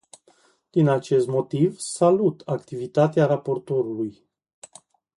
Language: Romanian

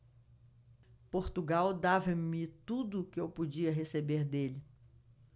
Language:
Portuguese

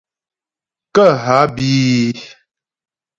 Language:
Ghomala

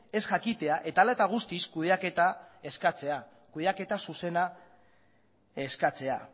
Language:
Basque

